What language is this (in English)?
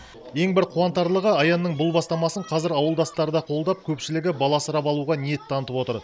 Kazakh